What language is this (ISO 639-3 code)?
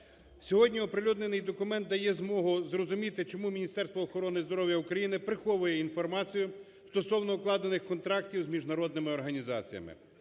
ukr